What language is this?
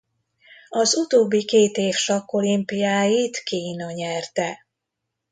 Hungarian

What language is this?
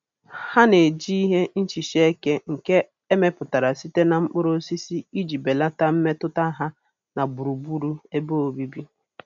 Igbo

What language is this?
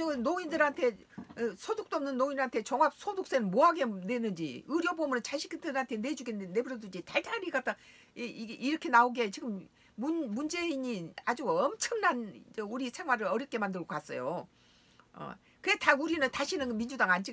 Korean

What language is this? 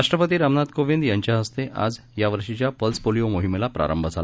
Marathi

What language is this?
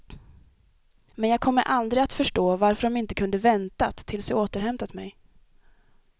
Swedish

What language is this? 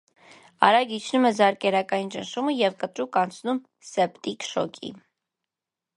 Armenian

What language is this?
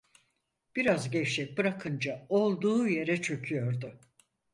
Turkish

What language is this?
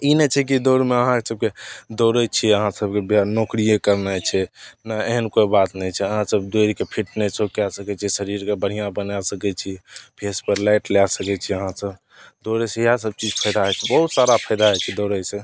Maithili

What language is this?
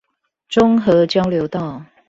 Chinese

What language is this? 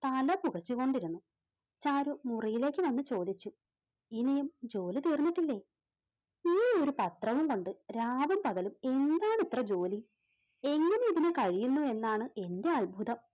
Malayalam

